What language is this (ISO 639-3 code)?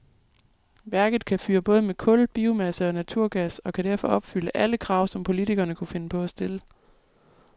dan